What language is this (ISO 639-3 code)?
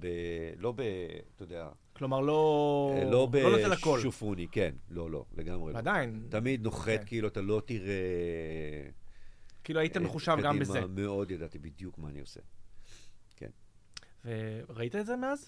heb